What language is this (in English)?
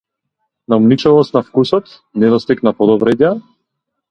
Macedonian